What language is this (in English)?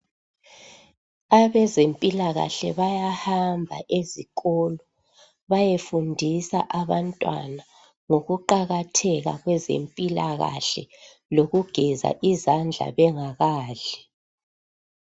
North Ndebele